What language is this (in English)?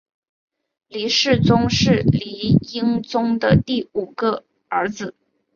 Chinese